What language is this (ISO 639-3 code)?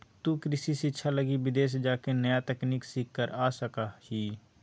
mag